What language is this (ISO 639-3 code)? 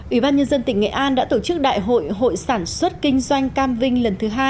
vie